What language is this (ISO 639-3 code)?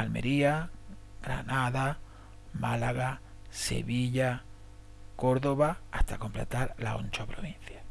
spa